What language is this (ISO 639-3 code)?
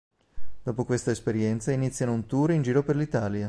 ita